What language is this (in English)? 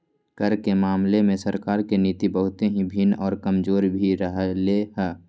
Magahi